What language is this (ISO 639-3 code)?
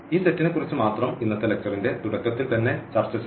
mal